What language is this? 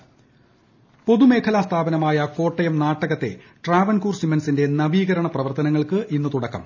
Malayalam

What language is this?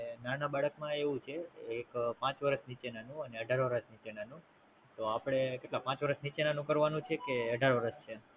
Gujarati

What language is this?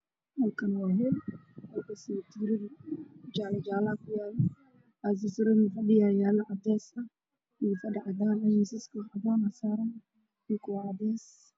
Somali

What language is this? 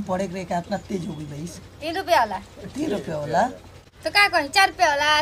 Hindi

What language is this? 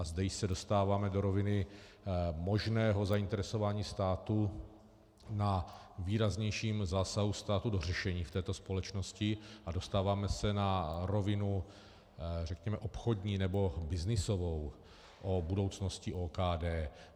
Czech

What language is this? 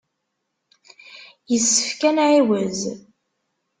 Kabyle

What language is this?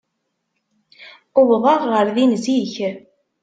Kabyle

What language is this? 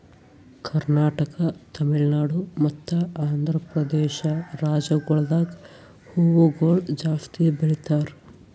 Kannada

